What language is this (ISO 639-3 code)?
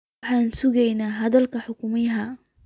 som